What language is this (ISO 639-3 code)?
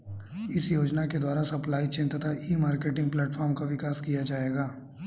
hin